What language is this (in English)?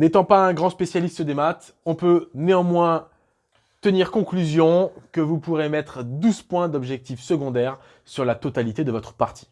French